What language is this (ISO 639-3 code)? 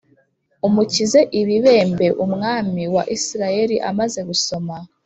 kin